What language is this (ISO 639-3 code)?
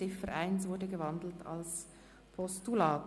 gsw